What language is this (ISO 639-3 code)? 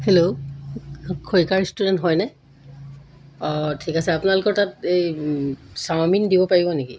asm